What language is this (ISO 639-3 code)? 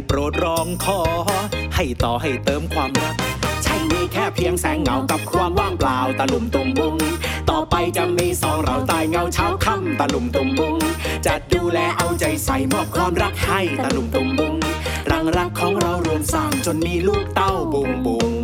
tha